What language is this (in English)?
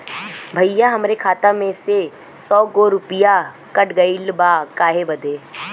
Bhojpuri